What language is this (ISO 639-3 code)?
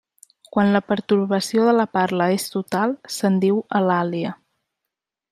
cat